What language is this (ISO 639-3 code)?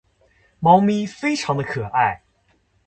zho